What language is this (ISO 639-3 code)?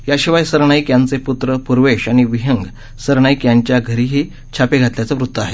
mar